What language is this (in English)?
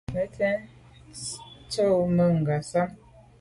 Medumba